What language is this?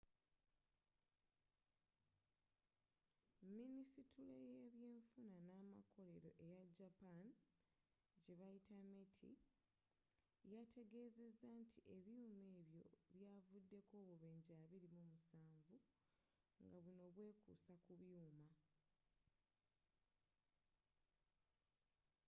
Ganda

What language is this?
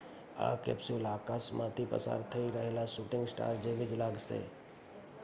Gujarati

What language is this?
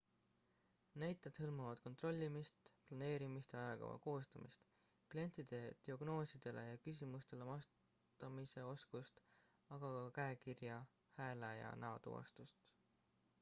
Estonian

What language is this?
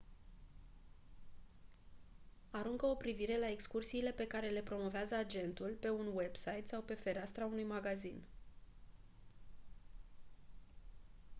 Romanian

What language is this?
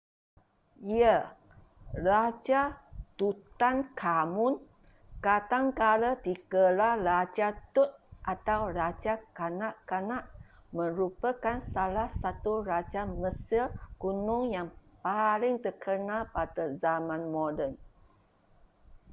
Malay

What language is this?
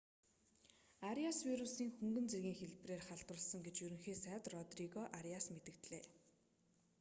Mongolian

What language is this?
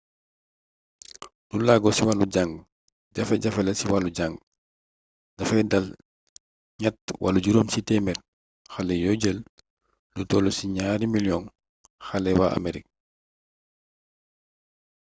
Wolof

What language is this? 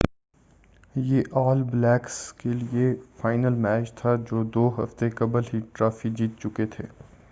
Urdu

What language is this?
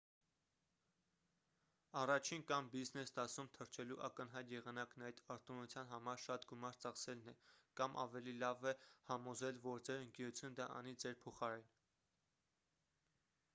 Armenian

